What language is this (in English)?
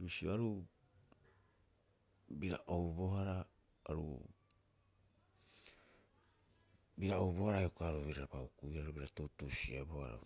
Rapoisi